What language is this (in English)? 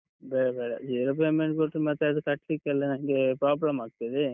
Kannada